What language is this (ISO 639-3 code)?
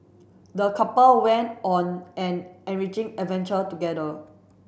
eng